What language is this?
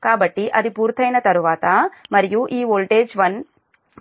Telugu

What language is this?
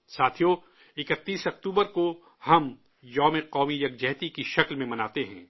Urdu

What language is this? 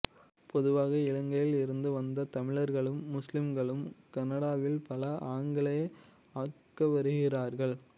Tamil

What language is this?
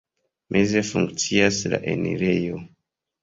Esperanto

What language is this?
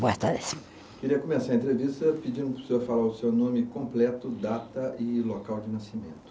Portuguese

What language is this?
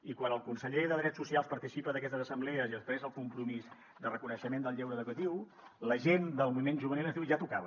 Catalan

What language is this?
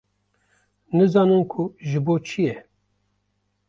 Kurdish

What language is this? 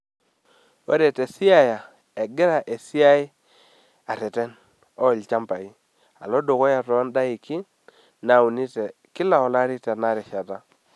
Masai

